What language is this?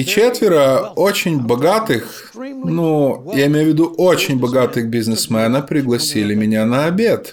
Russian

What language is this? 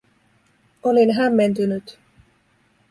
Finnish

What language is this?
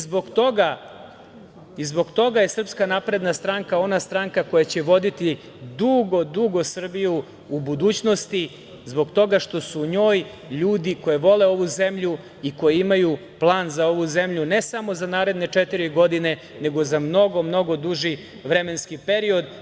Serbian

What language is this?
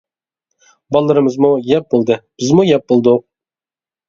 Uyghur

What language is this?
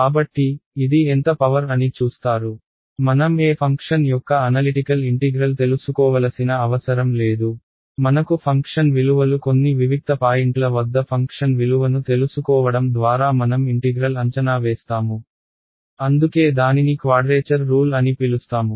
Telugu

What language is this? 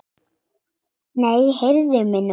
Icelandic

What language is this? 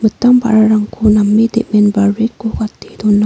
Garo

